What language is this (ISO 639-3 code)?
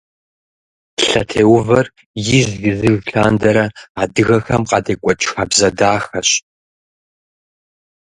kbd